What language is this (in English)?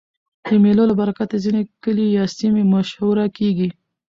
Pashto